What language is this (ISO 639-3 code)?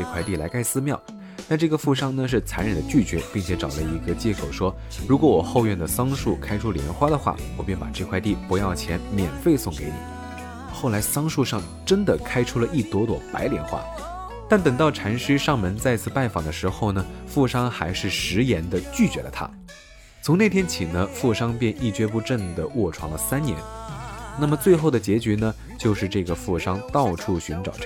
zho